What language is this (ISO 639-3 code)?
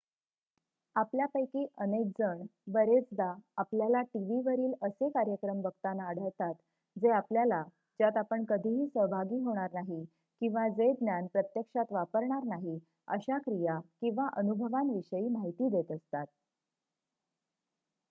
mar